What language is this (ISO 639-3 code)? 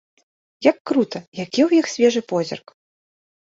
bel